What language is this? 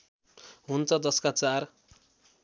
Nepali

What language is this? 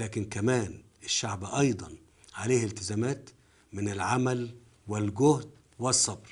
Arabic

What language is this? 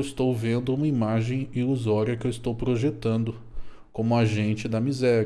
Portuguese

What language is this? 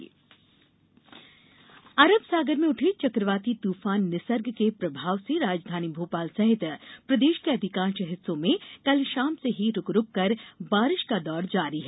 Hindi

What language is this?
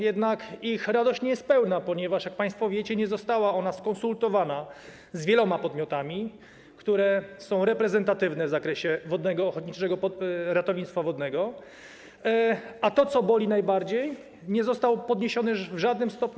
Polish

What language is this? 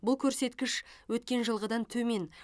Kazakh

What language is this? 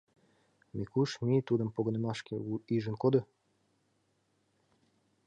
Mari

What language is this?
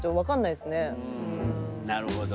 Japanese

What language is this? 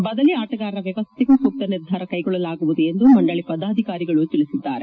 Kannada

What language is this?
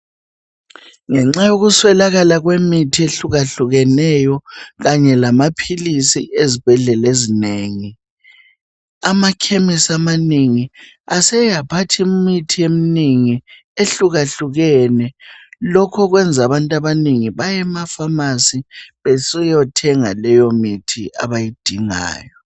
North Ndebele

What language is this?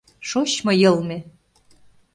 Mari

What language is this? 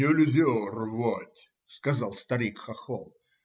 Russian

